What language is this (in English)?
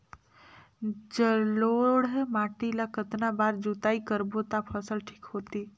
Chhattisgarhi